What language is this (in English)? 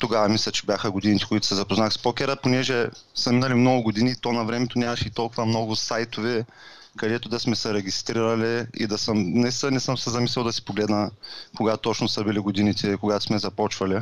Bulgarian